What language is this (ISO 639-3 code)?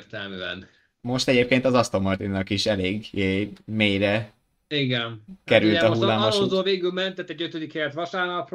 hun